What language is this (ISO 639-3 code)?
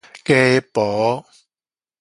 nan